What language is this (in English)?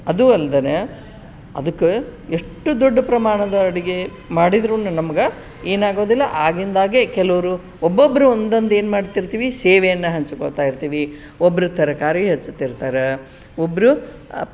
Kannada